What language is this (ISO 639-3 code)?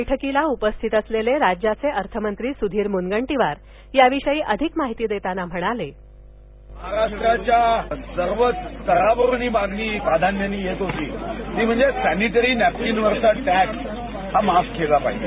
mar